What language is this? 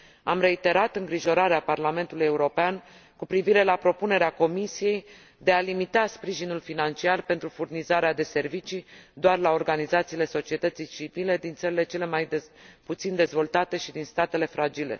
Romanian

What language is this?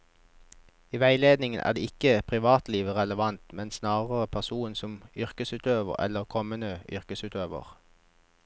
Norwegian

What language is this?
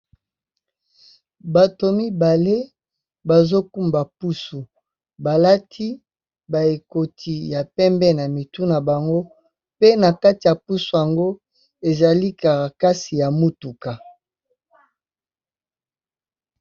Lingala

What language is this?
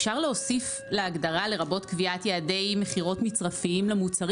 Hebrew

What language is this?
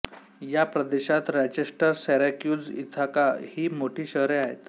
Marathi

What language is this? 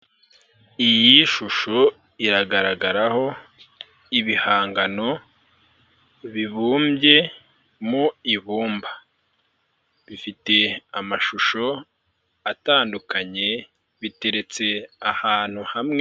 Kinyarwanda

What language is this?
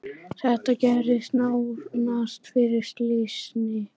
Icelandic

